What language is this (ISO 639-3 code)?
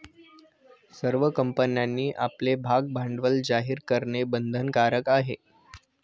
mar